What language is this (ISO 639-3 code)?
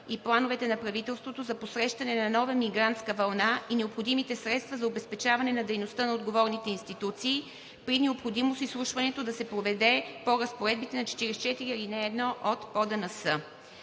bul